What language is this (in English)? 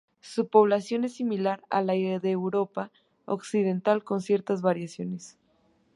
Spanish